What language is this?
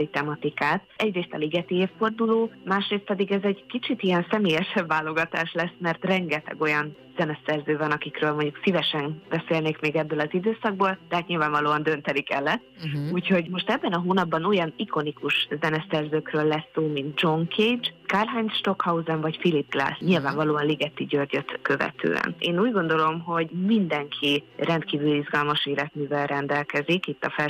Hungarian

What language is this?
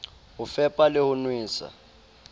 Southern Sotho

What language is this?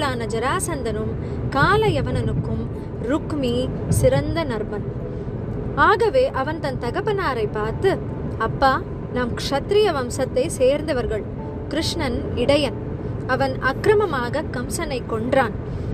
Tamil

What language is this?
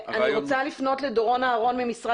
Hebrew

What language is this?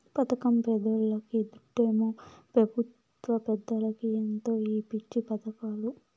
Telugu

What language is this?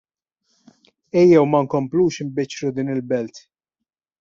Maltese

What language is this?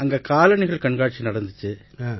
Tamil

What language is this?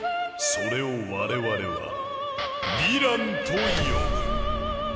Japanese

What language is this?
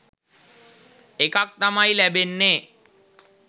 Sinhala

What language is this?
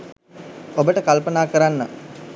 Sinhala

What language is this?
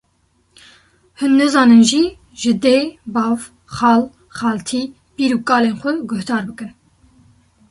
Kurdish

